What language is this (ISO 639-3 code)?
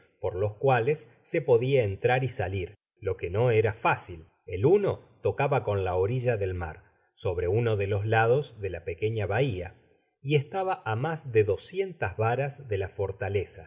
spa